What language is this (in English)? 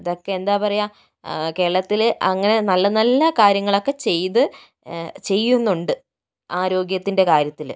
Malayalam